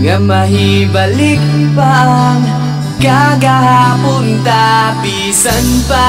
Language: Indonesian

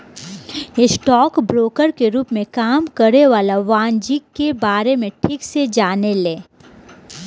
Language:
Bhojpuri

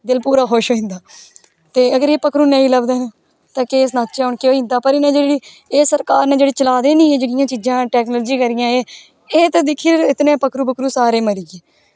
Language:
Dogri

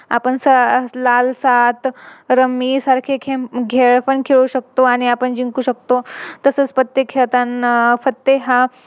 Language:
Marathi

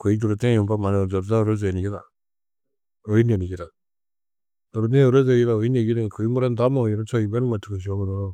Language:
Tedaga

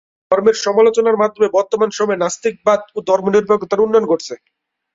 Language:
Bangla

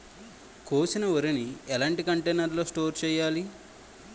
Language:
Telugu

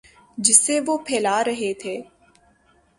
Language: Urdu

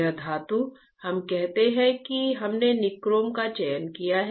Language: Hindi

